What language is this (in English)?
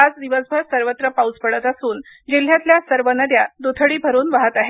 Marathi